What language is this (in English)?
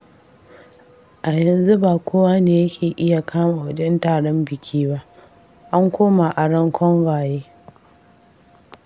Hausa